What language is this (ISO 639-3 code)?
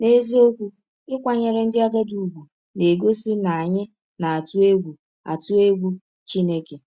ibo